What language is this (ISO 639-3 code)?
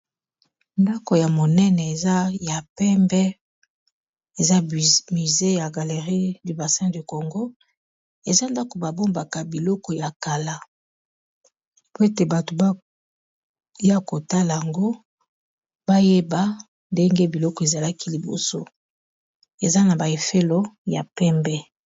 lin